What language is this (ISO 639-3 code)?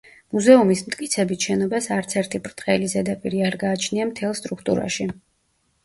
kat